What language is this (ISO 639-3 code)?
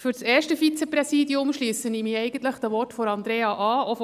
gsw